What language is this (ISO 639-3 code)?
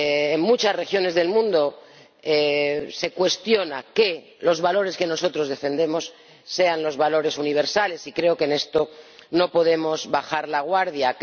spa